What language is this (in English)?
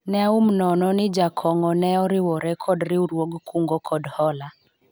Luo (Kenya and Tanzania)